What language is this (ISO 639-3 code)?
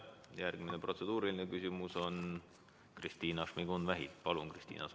est